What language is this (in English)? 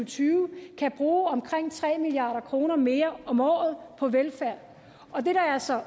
Danish